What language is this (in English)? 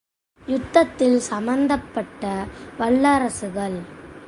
Tamil